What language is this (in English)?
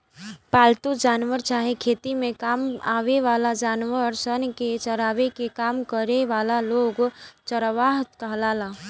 Bhojpuri